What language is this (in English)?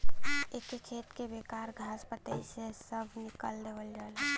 Bhojpuri